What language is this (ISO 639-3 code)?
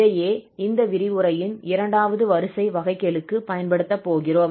tam